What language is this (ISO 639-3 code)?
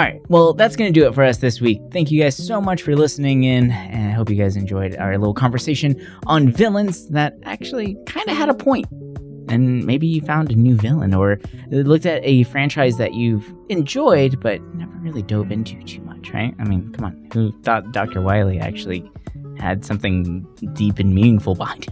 eng